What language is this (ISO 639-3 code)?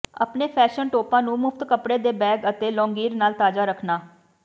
pan